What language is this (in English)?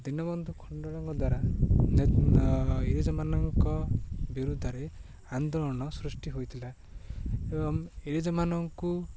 Odia